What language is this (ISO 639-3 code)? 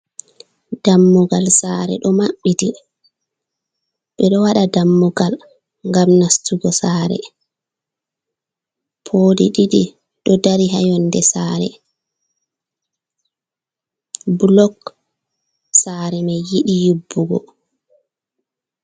ful